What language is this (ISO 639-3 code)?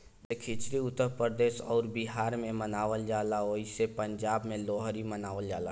bho